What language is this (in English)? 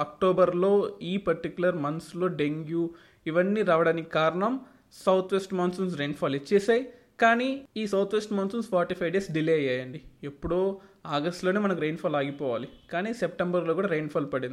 Telugu